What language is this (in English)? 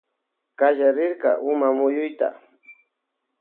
Loja Highland Quichua